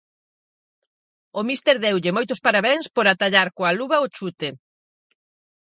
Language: Galician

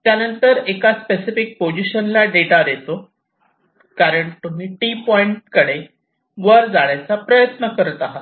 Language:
Marathi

